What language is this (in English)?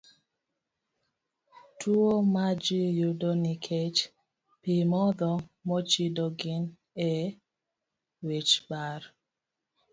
Luo (Kenya and Tanzania)